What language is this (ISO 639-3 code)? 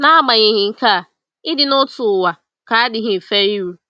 ibo